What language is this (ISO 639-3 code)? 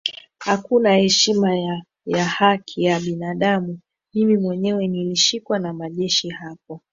swa